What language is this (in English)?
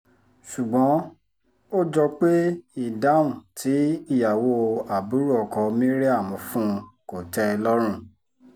Yoruba